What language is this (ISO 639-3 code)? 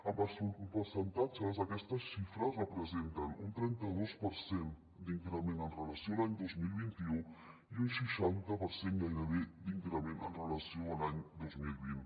cat